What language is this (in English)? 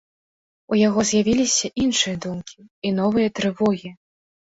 Belarusian